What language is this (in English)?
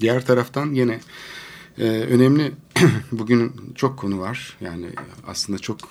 Turkish